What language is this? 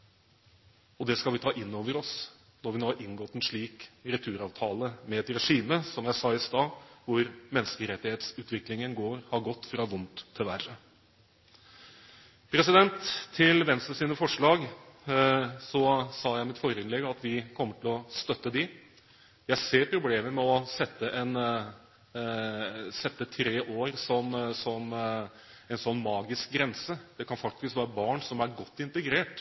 Norwegian Bokmål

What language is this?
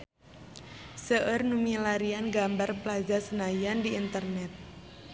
Sundanese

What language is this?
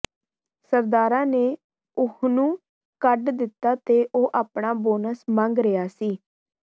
Punjabi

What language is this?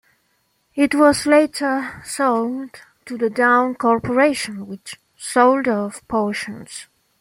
English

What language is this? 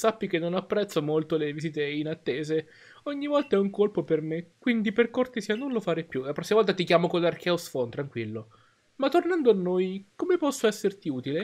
Italian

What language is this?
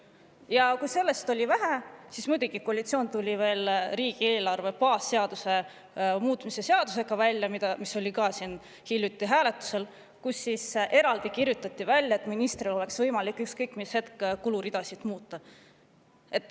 Estonian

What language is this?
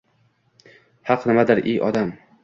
Uzbek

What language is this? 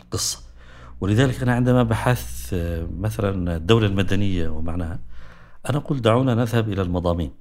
Arabic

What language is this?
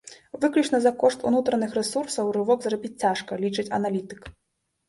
Belarusian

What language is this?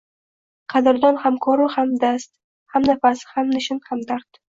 Uzbek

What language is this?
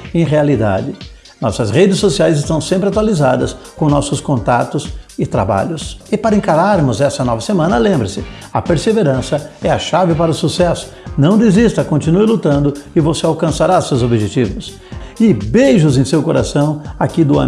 Portuguese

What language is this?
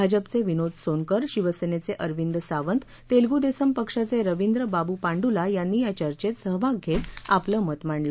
Marathi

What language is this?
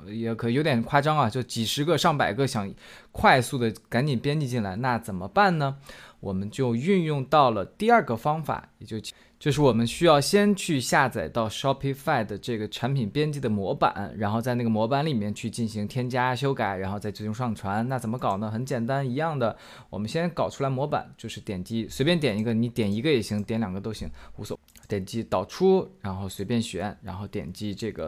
Chinese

